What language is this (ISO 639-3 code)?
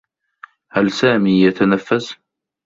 ara